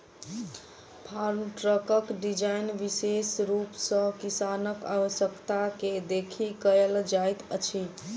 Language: Maithili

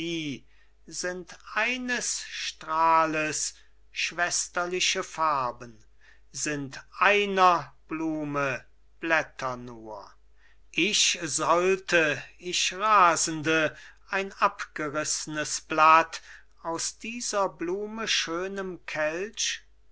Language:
German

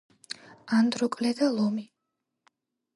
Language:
Georgian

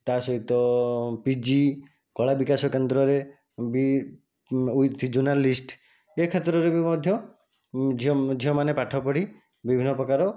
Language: Odia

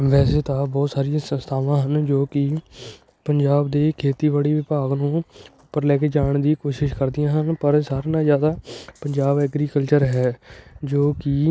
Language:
Punjabi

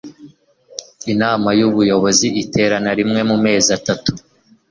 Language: Kinyarwanda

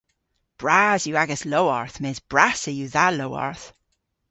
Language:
Cornish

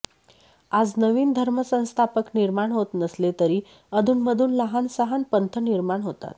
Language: Marathi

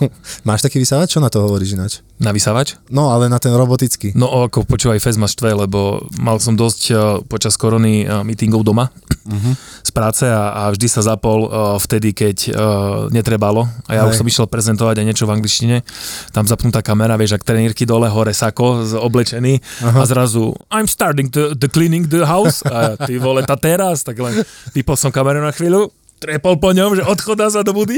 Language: Slovak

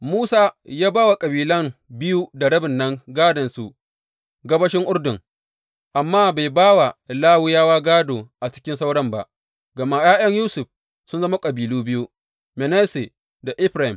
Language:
Hausa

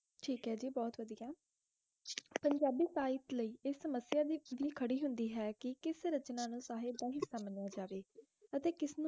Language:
Punjabi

